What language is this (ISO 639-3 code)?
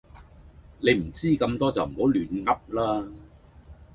yue